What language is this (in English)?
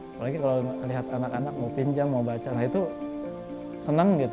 Indonesian